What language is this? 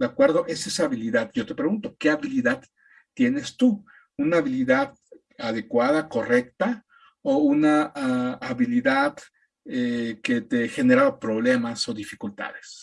Spanish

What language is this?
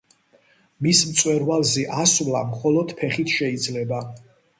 Georgian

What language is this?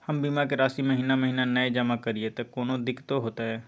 Maithili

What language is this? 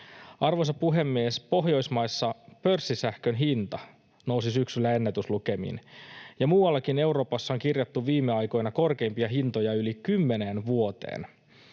Finnish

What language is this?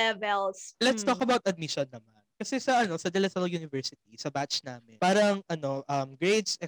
Filipino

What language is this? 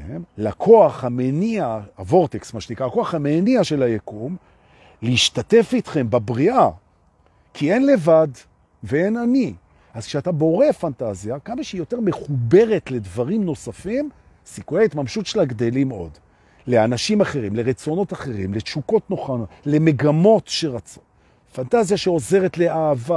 Hebrew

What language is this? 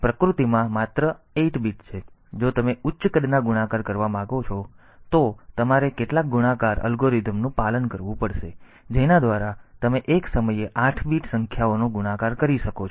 Gujarati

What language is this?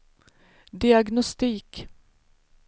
Swedish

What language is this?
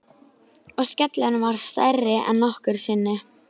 Icelandic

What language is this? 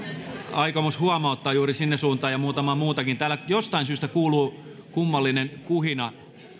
Finnish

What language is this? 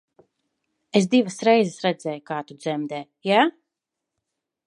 Latvian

